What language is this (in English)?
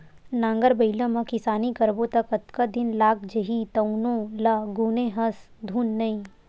Chhattisgarhi